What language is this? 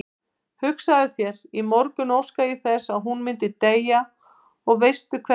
Icelandic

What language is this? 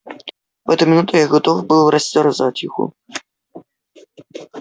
Russian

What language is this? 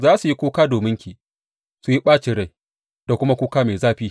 Hausa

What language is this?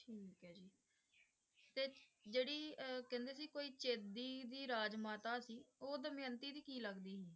Punjabi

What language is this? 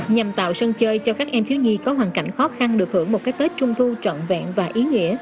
Vietnamese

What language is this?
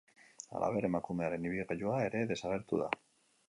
Basque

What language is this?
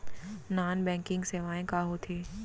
Chhattisgarhi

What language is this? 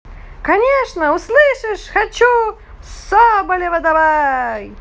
Russian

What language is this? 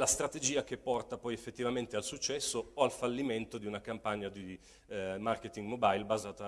Italian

